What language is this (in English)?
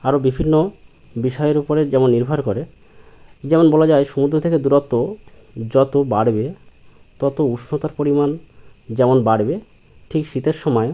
Bangla